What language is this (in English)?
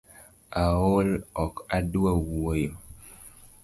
Luo (Kenya and Tanzania)